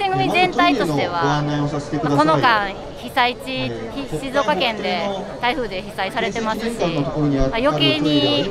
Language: Japanese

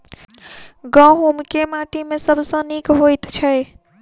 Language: Maithili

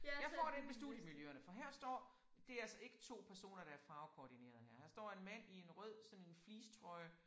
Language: Danish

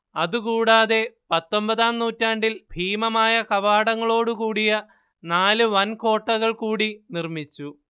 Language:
Malayalam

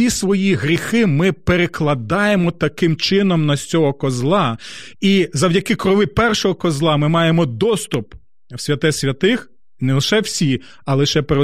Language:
Ukrainian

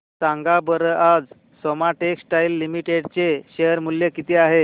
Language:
Marathi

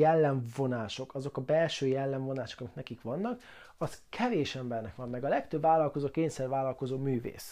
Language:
Hungarian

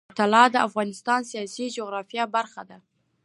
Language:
Pashto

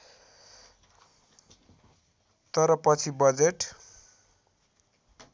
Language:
Nepali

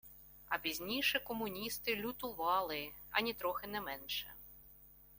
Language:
Ukrainian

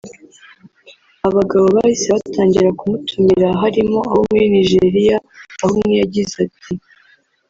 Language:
Kinyarwanda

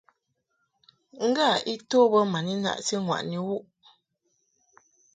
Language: Mungaka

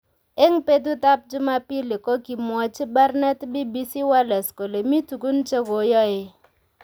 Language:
Kalenjin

